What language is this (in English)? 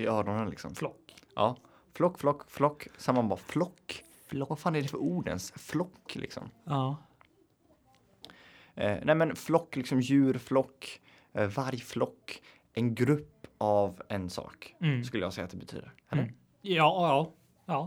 Swedish